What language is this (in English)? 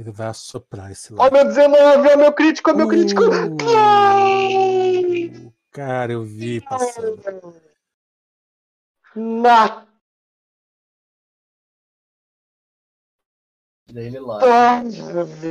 Portuguese